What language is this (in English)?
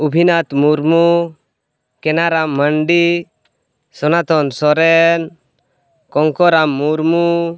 Santali